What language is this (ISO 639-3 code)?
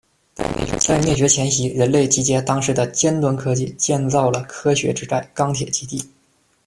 zho